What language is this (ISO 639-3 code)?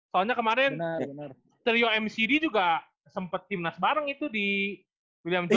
ind